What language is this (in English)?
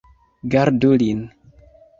Esperanto